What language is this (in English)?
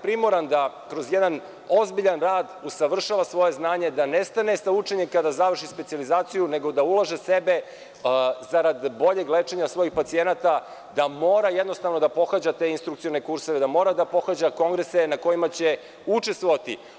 Serbian